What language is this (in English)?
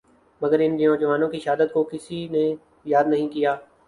Urdu